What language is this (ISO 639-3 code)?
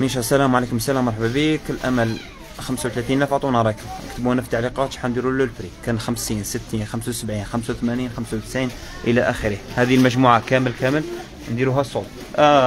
ara